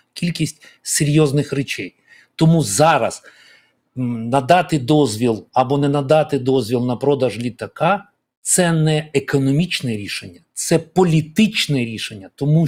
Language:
Ukrainian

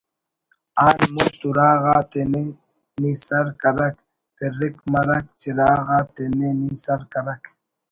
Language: Brahui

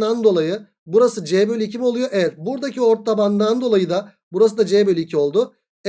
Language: Turkish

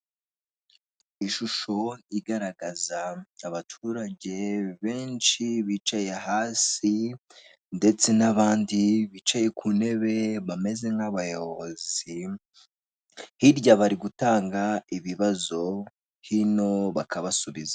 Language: Kinyarwanda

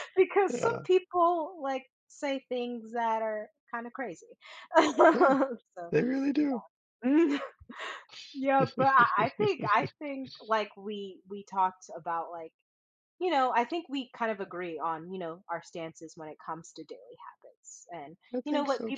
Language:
English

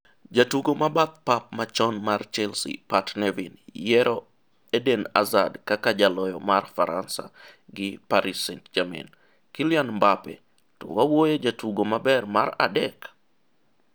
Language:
Luo (Kenya and Tanzania)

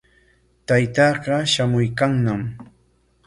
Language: Corongo Ancash Quechua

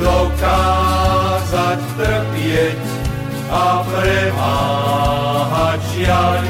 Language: Slovak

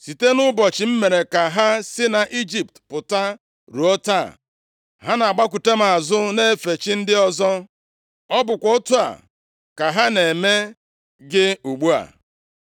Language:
Igbo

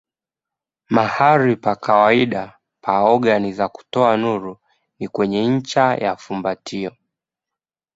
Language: Swahili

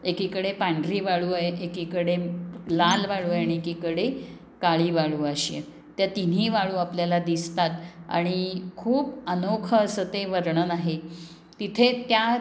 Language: Marathi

